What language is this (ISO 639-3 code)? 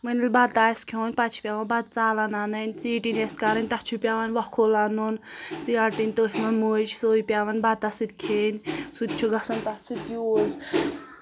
kas